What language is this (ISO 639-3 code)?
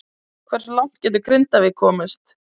isl